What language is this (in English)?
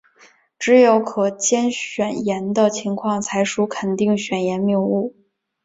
Chinese